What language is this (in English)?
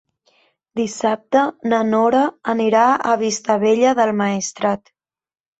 Catalan